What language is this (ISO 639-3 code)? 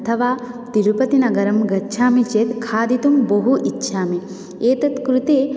san